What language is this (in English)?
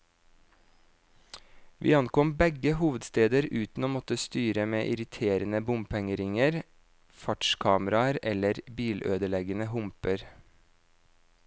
Norwegian